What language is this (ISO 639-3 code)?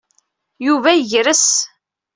kab